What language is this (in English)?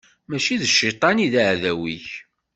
Kabyle